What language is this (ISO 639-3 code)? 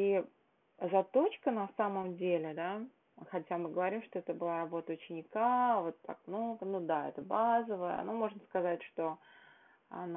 rus